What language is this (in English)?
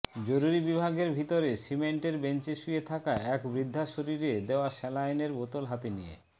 Bangla